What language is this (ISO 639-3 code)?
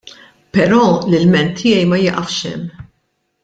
mlt